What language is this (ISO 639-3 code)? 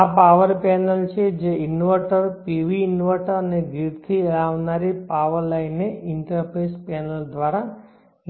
guj